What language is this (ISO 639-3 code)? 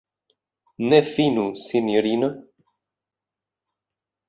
epo